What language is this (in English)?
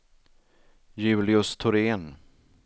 Swedish